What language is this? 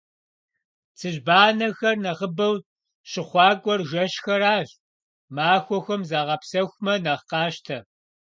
Kabardian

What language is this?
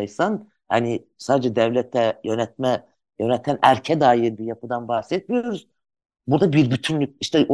Turkish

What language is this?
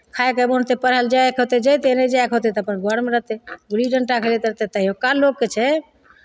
Maithili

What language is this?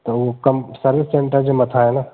Sindhi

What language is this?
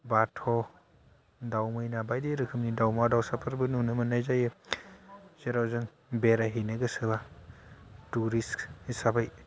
Bodo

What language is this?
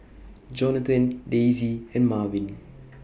English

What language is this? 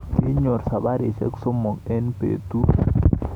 Kalenjin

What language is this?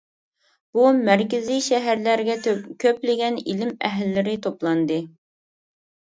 Uyghur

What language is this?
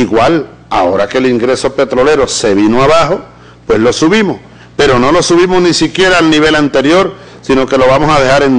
Spanish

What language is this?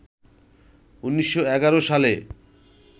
Bangla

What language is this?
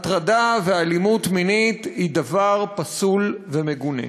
Hebrew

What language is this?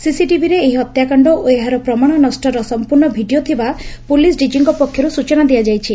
Odia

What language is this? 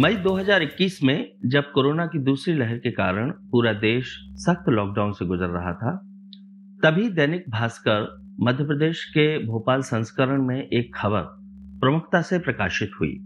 Hindi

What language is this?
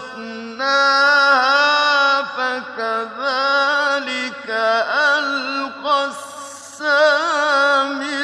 Arabic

